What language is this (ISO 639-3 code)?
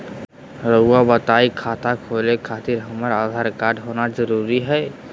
mag